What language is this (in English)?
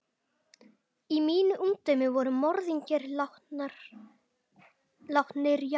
Icelandic